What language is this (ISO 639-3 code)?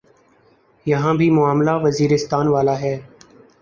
urd